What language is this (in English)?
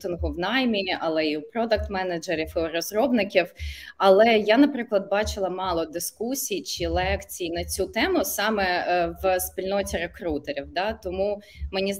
Ukrainian